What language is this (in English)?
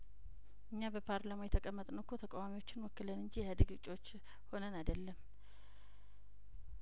Amharic